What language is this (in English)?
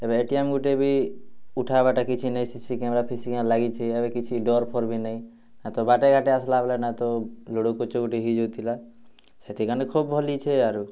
Odia